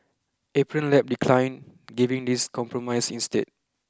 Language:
English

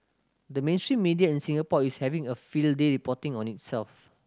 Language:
English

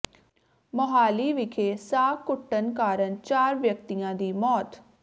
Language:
Punjabi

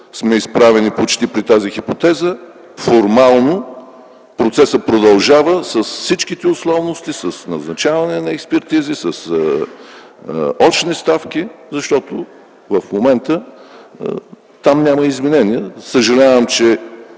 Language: Bulgarian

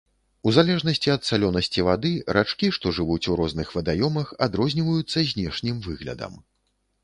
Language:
Belarusian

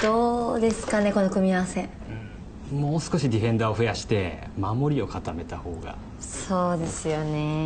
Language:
Japanese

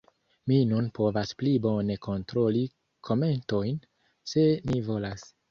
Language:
Esperanto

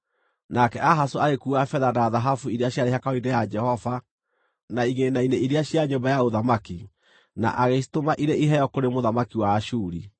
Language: Kikuyu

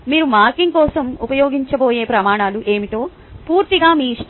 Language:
Telugu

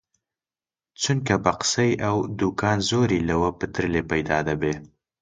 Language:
Central Kurdish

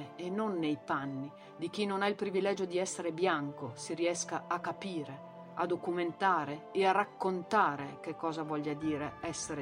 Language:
Italian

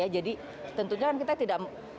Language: Indonesian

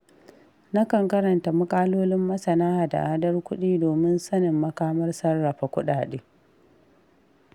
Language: Hausa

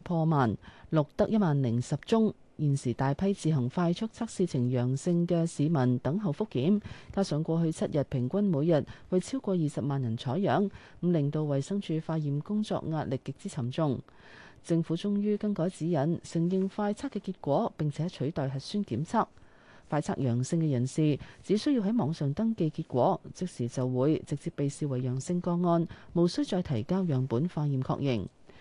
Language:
Chinese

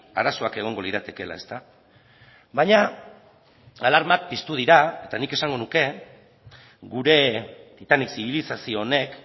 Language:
Basque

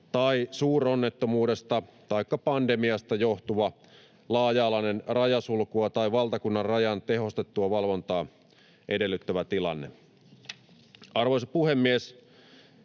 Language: Finnish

